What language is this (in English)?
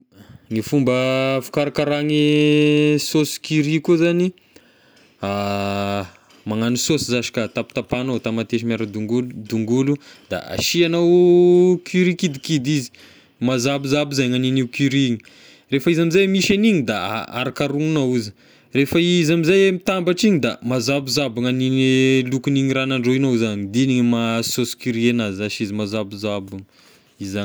Tesaka Malagasy